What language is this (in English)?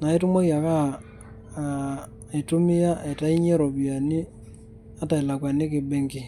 Masai